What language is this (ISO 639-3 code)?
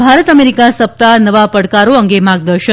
guj